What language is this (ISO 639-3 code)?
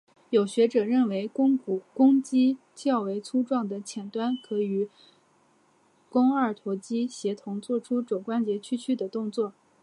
zho